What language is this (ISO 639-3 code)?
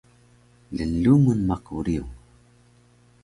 trv